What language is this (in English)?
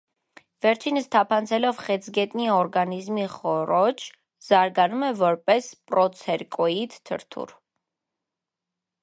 Armenian